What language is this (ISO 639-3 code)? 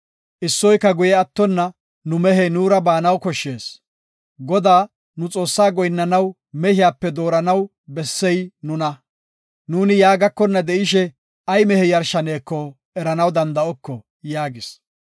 gof